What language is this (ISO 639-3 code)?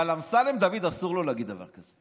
heb